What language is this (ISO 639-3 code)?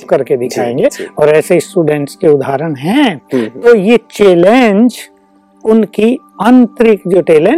hin